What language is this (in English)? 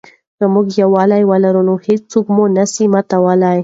Pashto